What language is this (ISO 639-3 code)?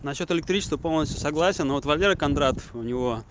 rus